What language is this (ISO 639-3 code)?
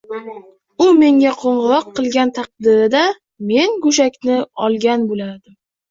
uzb